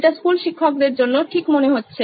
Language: Bangla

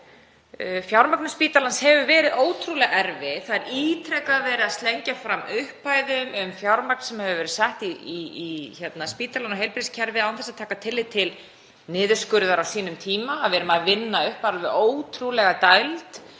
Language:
Icelandic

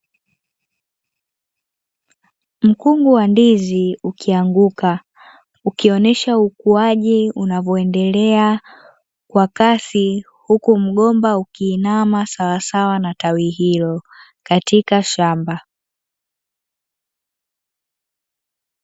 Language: Swahili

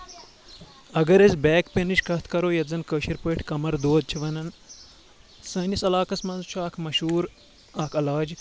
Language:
Kashmiri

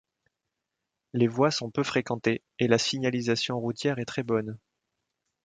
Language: French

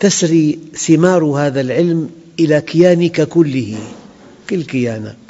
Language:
Arabic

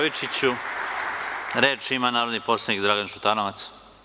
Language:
Serbian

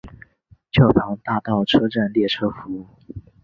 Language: Chinese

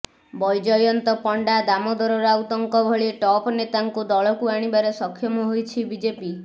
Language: Odia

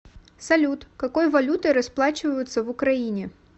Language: Russian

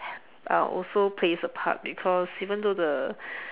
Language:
English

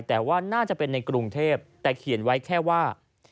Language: Thai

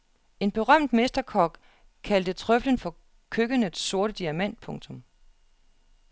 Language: Danish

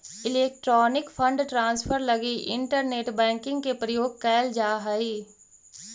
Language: Magahi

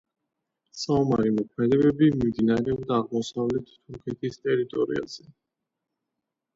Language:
Georgian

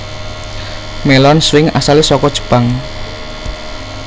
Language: Javanese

